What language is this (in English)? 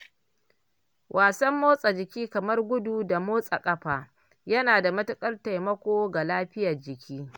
Hausa